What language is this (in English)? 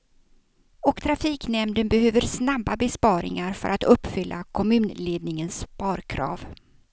Swedish